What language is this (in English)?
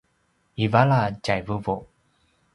Paiwan